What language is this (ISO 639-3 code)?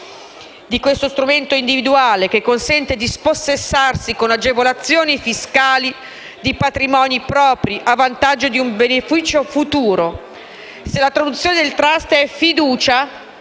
ita